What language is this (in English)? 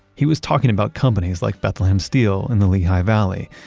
English